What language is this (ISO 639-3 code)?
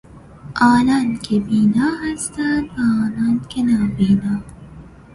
fas